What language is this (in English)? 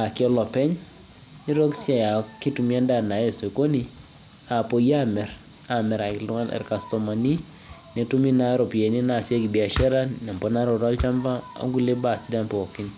Masai